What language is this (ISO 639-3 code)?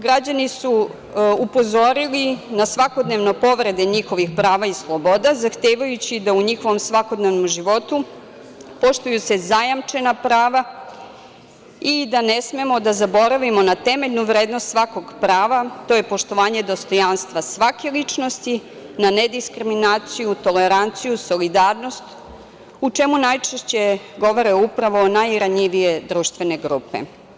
srp